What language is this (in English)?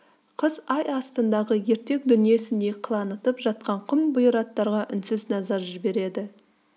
Kazakh